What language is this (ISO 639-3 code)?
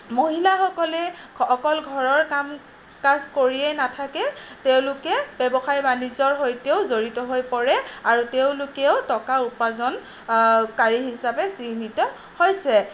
asm